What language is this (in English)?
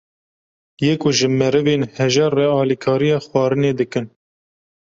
Kurdish